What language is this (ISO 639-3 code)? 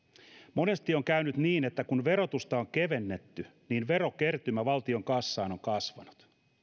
fin